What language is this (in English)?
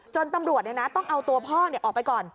Thai